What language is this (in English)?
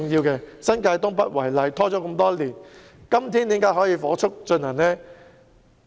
Cantonese